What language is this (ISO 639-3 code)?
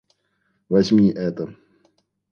rus